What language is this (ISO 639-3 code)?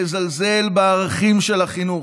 heb